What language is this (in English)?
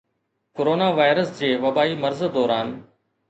Sindhi